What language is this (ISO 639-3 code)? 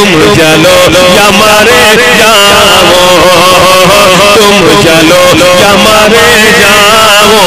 hin